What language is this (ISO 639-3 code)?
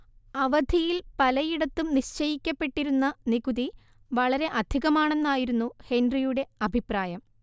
mal